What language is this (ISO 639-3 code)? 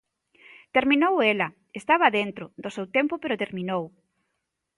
glg